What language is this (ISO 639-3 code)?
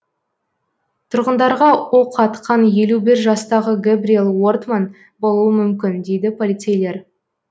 kaz